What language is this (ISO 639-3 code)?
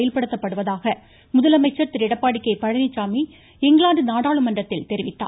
tam